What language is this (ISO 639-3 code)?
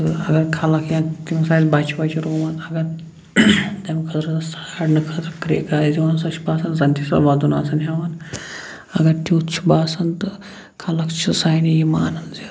kas